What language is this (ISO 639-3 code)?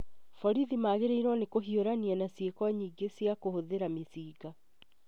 kik